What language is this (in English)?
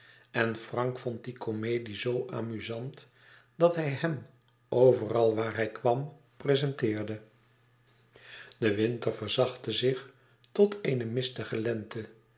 Dutch